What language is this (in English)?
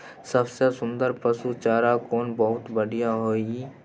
Maithili